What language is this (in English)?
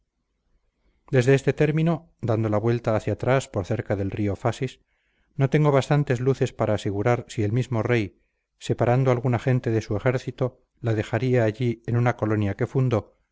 Spanish